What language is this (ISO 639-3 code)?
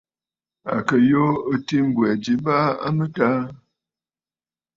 bfd